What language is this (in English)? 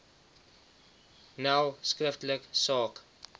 Afrikaans